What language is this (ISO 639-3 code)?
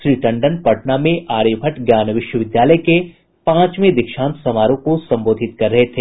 hin